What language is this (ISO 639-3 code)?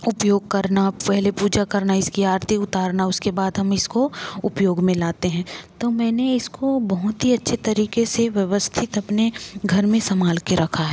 hin